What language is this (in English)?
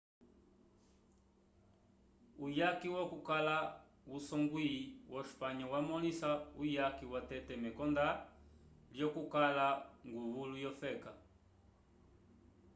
Umbundu